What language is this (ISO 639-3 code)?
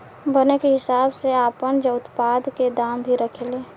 bho